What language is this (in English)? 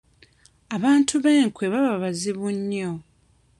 Ganda